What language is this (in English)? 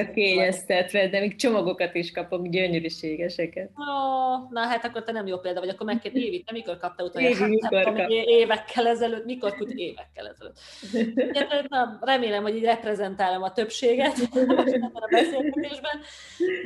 Hungarian